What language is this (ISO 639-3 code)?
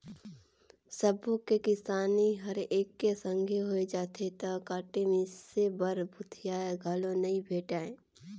hne